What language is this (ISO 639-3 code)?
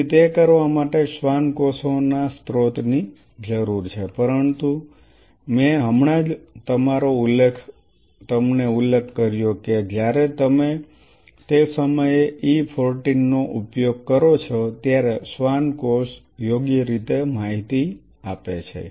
guj